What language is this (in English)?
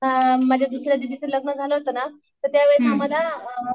Marathi